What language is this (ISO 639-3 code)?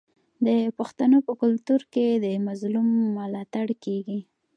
pus